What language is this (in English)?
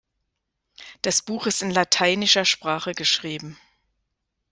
German